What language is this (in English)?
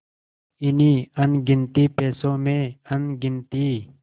Hindi